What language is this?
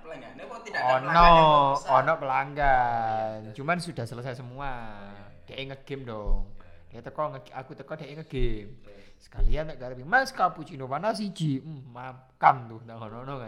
Indonesian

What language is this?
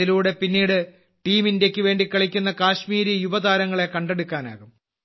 Malayalam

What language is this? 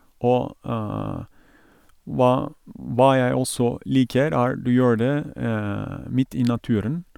Norwegian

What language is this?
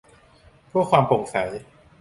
Thai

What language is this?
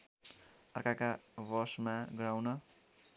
Nepali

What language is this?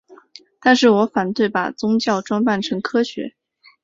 Chinese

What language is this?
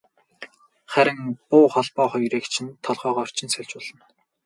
Mongolian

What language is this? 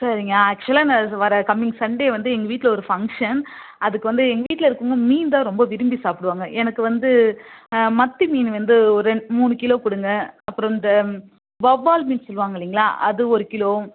Tamil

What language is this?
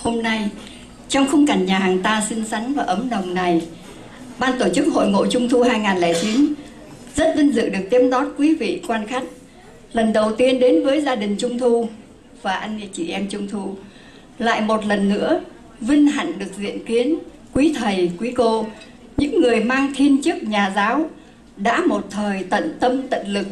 Vietnamese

